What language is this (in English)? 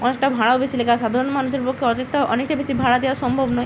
Bangla